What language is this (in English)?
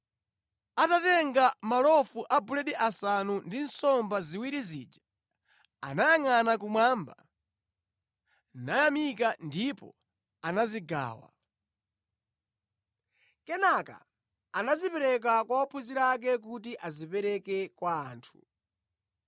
Nyanja